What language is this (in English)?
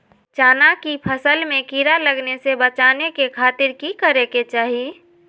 Magahi